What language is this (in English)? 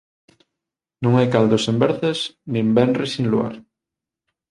Galician